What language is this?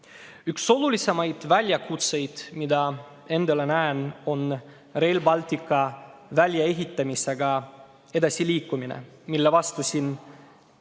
Estonian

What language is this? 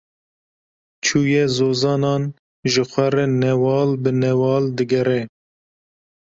Kurdish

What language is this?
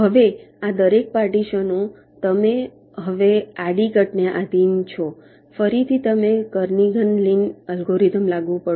Gujarati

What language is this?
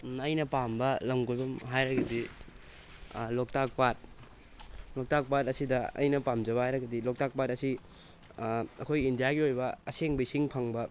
Manipuri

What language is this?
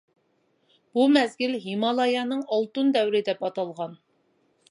Uyghur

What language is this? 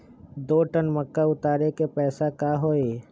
Magahi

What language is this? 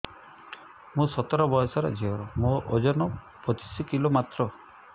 Odia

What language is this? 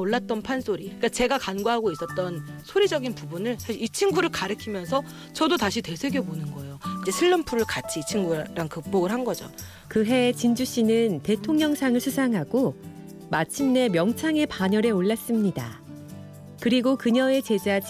Korean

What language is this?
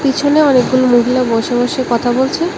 Bangla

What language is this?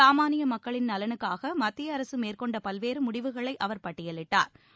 Tamil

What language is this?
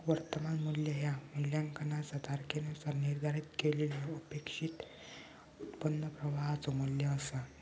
Marathi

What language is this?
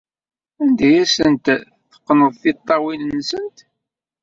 Kabyle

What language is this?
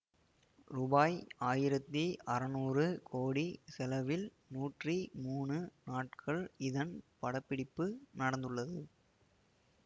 Tamil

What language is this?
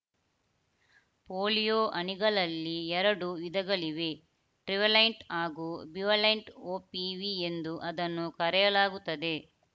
Kannada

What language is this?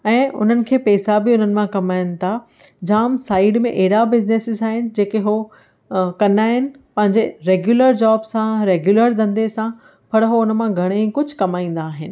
Sindhi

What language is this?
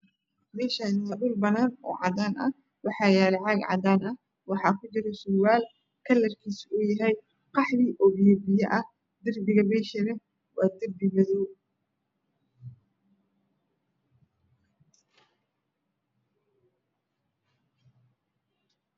Somali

